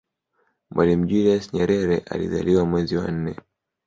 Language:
Swahili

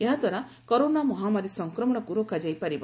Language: Odia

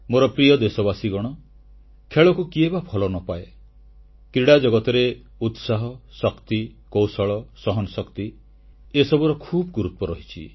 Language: Odia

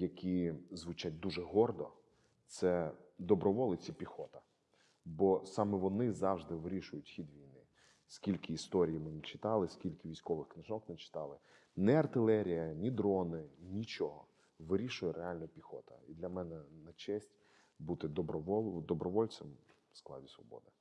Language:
Ukrainian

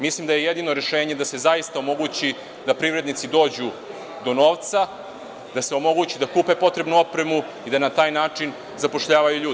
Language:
Serbian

